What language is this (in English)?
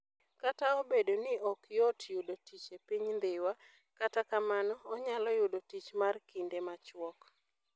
Luo (Kenya and Tanzania)